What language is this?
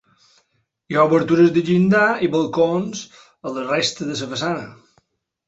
Catalan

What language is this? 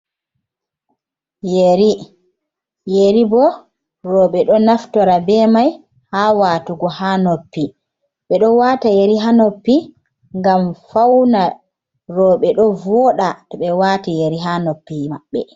Fula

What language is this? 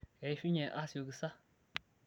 Masai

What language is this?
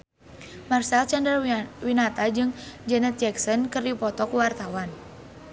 Sundanese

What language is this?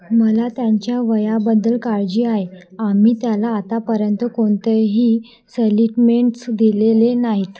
Marathi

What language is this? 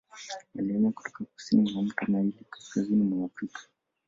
Swahili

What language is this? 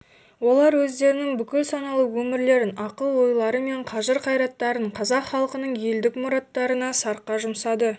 Kazakh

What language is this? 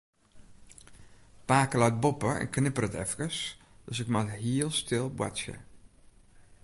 Western Frisian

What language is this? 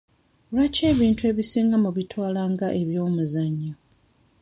Ganda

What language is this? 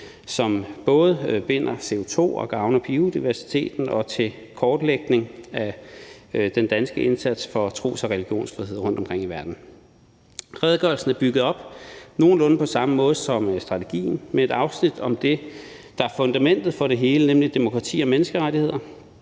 Danish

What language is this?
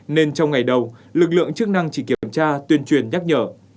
Vietnamese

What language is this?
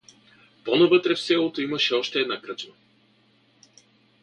Bulgarian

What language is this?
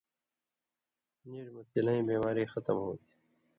Indus Kohistani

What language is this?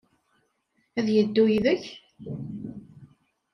Kabyle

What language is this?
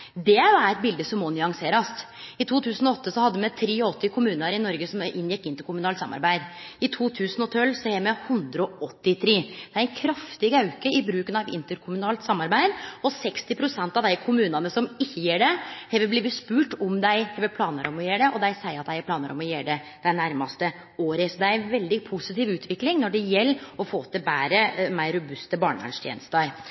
Norwegian Nynorsk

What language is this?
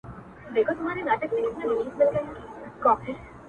Pashto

